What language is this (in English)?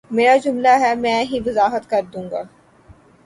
Urdu